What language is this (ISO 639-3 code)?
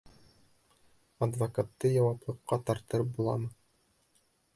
bak